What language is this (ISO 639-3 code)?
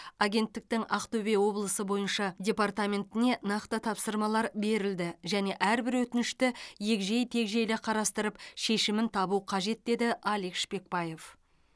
kaz